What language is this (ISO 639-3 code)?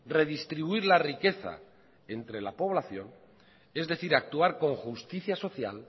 spa